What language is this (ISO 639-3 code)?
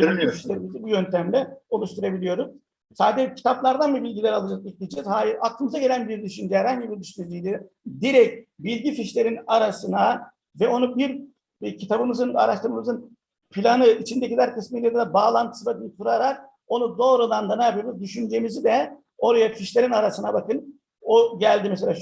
tur